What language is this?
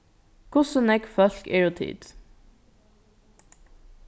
Faroese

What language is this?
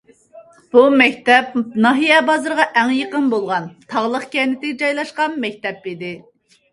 Uyghur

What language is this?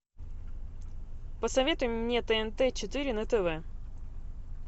Russian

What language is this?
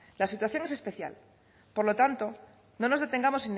Spanish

